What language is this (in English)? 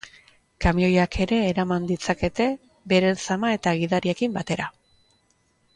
Basque